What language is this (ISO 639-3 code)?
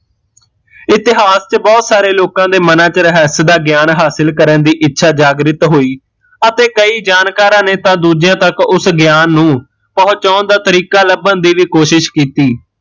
pan